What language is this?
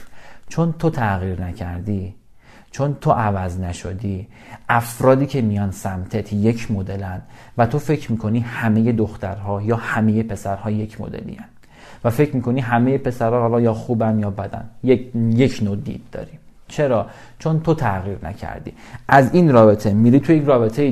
Persian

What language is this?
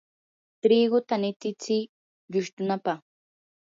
Yanahuanca Pasco Quechua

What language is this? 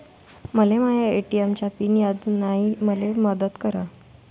Marathi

